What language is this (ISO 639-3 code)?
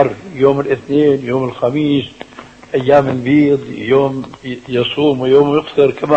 ara